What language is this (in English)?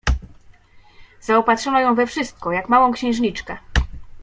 Polish